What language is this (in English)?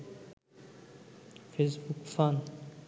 Bangla